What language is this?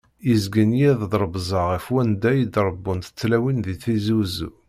Kabyle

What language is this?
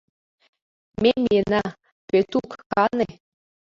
Mari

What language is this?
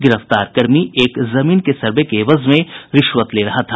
Hindi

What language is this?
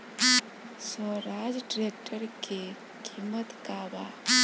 Bhojpuri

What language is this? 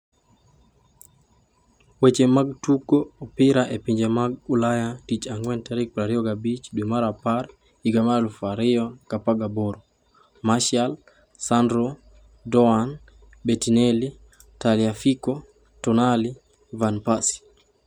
Luo (Kenya and Tanzania)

